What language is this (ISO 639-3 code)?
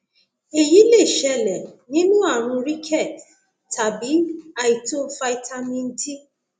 yor